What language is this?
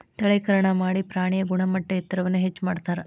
Kannada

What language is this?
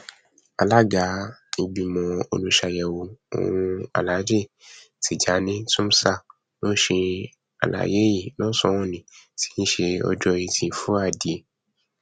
Yoruba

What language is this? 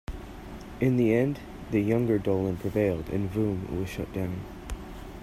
English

